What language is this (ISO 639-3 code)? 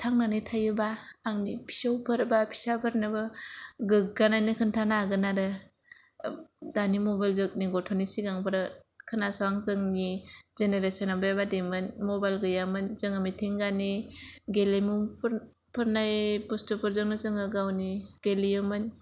brx